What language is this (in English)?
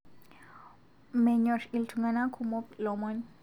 Masai